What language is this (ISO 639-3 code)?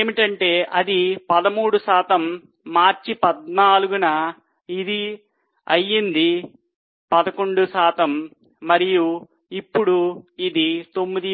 tel